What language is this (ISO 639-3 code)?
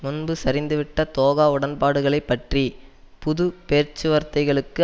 tam